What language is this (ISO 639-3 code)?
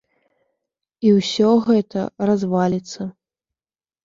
bel